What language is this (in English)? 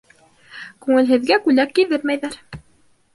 Bashkir